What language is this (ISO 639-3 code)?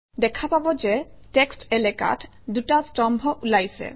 asm